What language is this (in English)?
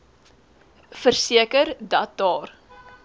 Afrikaans